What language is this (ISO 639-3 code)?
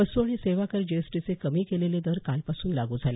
mar